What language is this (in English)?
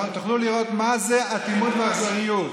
Hebrew